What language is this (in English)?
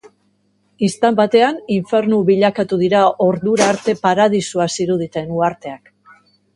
Basque